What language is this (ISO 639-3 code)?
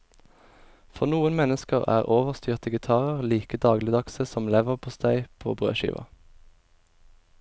nor